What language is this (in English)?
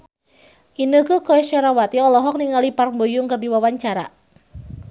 Sundanese